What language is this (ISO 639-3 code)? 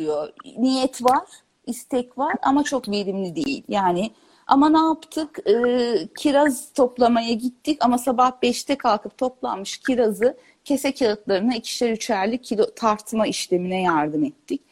tur